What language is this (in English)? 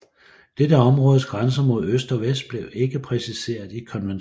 Danish